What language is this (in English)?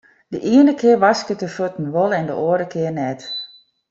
Western Frisian